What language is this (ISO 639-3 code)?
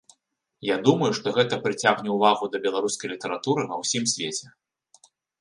bel